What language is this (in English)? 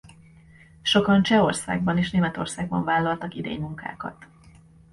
Hungarian